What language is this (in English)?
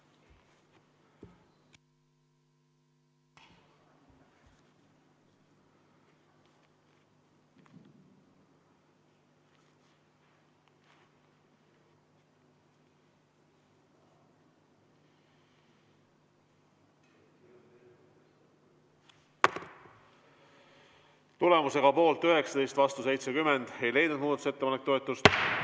Estonian